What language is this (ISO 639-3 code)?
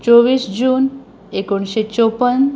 kok